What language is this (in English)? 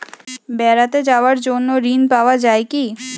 Bangla